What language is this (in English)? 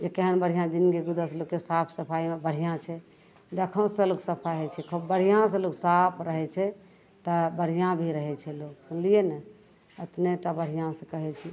Maithili